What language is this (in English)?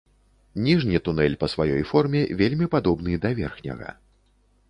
Belarusian